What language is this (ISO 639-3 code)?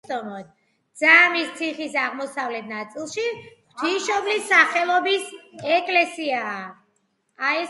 kat